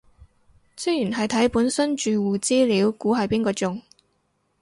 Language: Cantonese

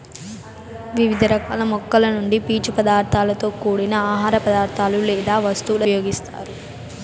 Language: Telugu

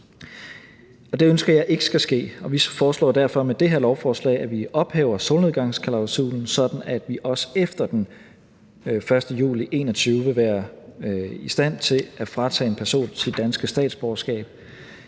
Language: Danish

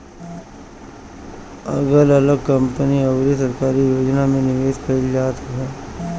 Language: Bhojpuri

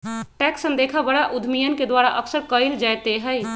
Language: Magahi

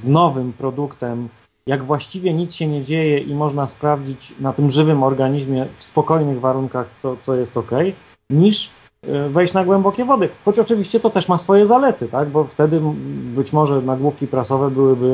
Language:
Polish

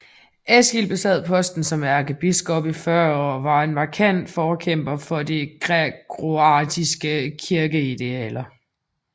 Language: Danish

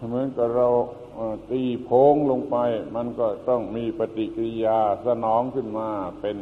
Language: Thai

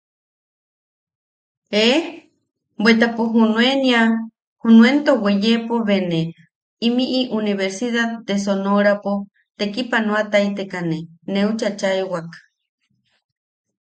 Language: Yaqui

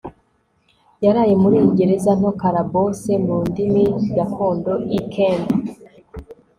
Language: Kinyarwanda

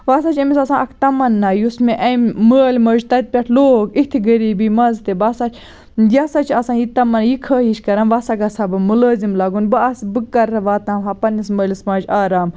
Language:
Kashmiri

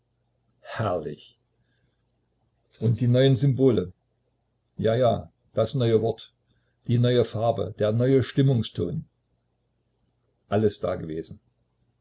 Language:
German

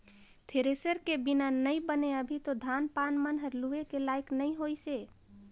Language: Chhattisgarhi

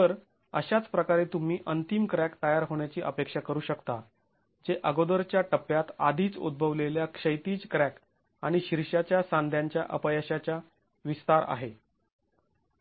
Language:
Marathi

